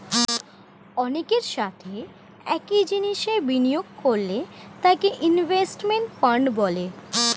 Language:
Bangla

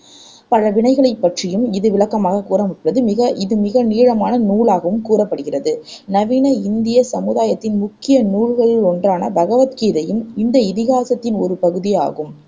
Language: Tamil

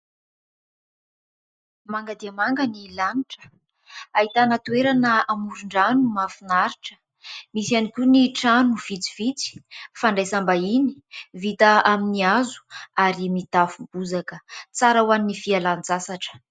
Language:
Malagasy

